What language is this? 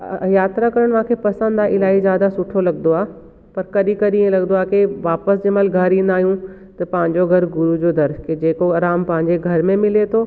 Sindhi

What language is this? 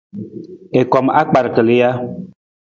Nawdm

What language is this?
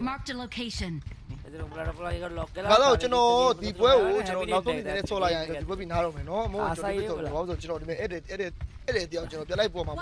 Thai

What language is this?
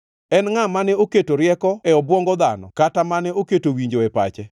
Luo (Kenya and Tanzania)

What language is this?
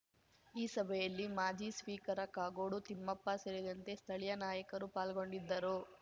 Kannada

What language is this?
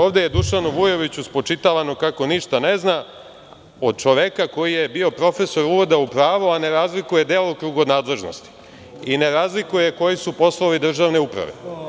Serbian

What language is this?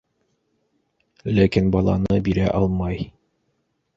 Bashkir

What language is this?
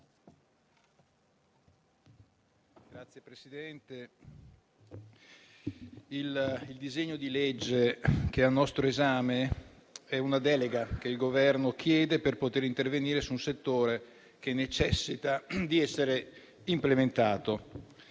Italian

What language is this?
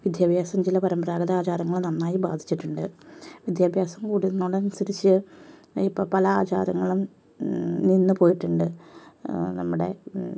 Malayalam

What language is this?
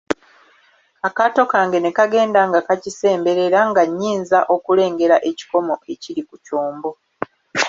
Ganda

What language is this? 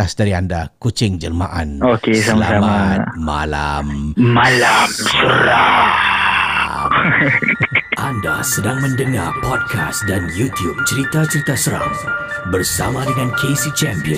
Malay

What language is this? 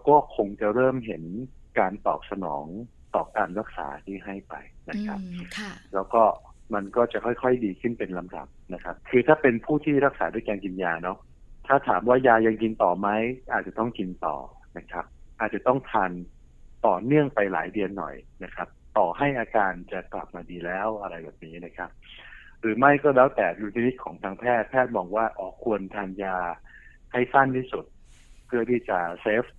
Thai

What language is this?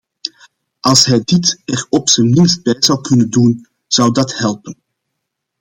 Dutch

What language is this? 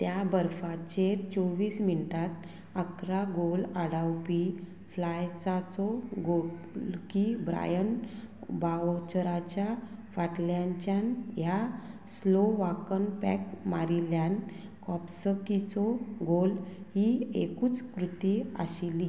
Konkani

